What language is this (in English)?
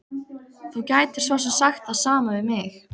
Icelandic